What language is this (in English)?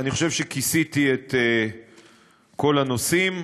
Hebrew